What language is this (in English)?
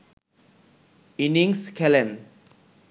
Bangla